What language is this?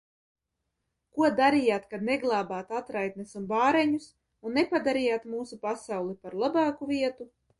Latvian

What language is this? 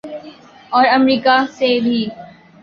Urdu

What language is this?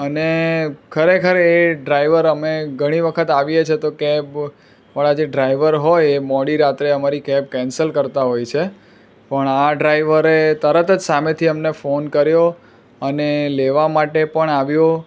Gujarati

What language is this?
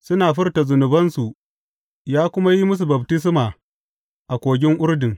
Hausa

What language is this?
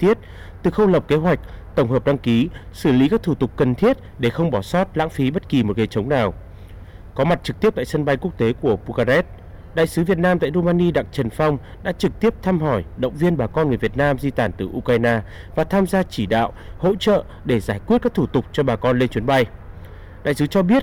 Vietnamese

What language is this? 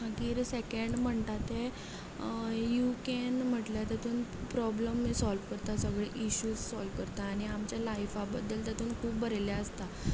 Konkani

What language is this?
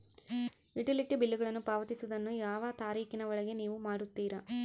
Kannada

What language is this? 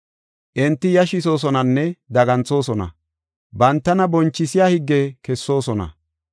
Gofa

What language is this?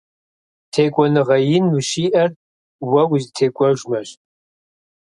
Kabardian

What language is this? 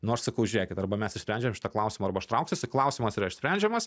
Lithuanian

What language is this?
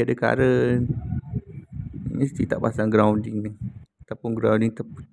Malay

